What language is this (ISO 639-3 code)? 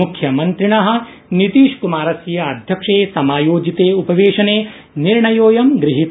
san